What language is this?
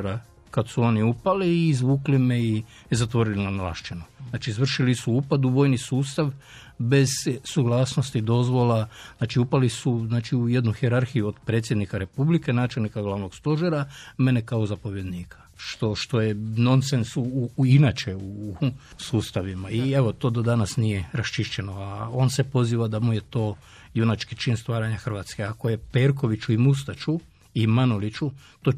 Croatian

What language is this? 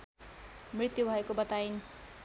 Nepali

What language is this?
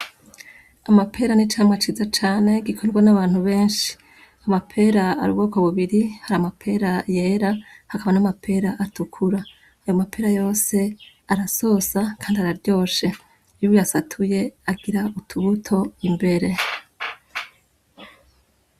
Rundi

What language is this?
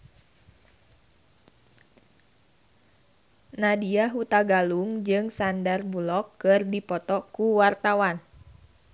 Sundanese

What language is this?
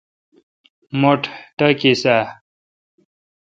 Kalkoti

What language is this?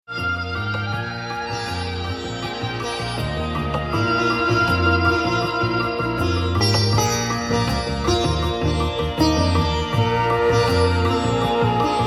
Urdu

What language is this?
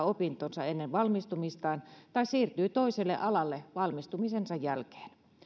Finnish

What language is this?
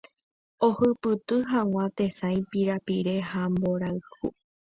Guarani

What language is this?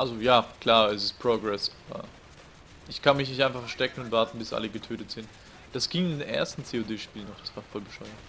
German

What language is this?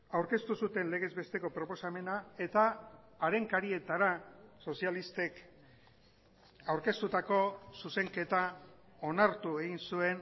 Basque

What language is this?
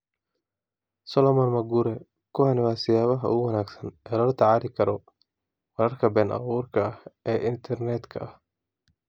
Somali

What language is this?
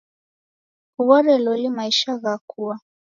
Taita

